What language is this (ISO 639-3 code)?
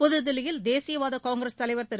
tam